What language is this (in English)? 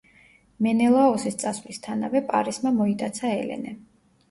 Georgian